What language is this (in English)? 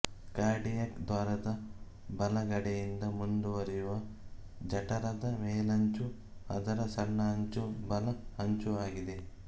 Kannada